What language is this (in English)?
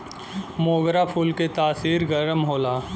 Bhojpuri